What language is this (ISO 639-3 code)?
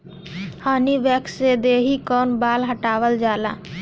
bho